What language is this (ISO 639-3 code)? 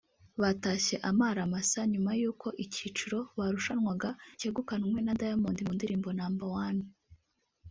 kin